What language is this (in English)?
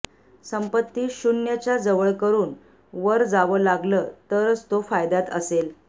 Marathi